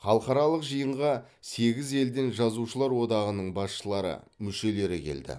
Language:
Kazakh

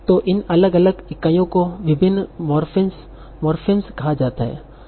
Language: Hindi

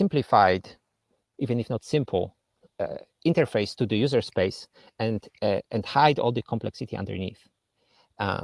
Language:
English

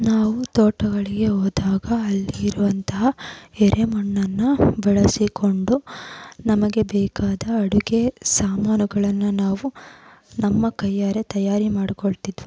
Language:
Kannada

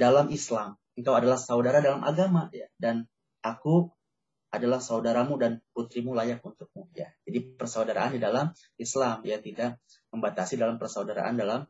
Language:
Indonesian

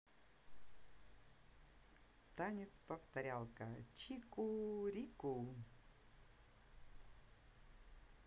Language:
Russian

